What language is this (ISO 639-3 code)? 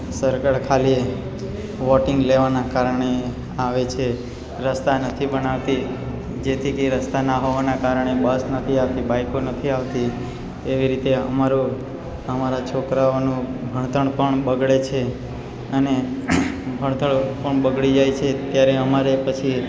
guj